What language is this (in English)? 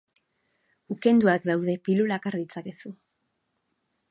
Basque